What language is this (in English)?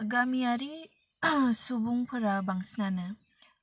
Bodo